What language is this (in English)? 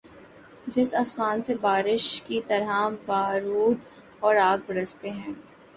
Urdu